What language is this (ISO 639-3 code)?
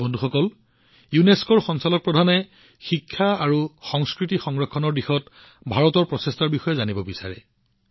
asm